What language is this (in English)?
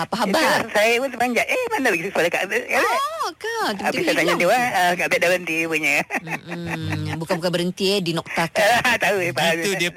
Malay